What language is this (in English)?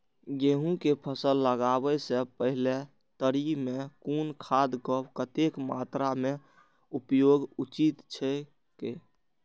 Maithili